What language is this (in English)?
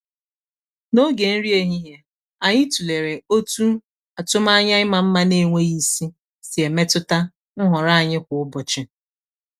Igbo